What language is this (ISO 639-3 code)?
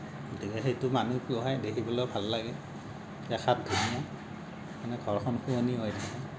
asm